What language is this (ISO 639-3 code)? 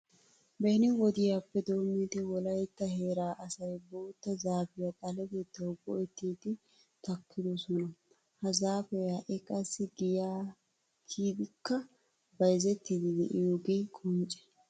wal